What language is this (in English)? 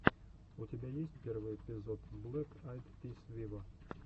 Russian